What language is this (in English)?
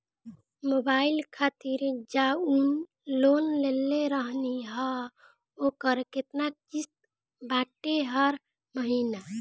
Bhojpuri